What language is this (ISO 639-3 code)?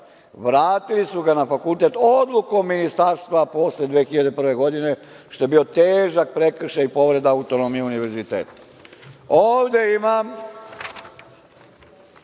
srp